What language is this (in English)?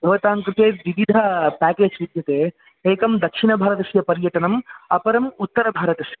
Sanskrit